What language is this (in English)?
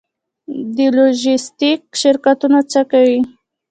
Pashto